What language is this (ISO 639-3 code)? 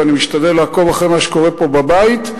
heb